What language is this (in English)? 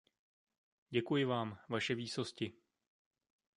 Czech